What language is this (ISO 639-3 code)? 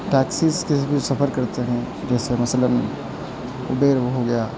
urd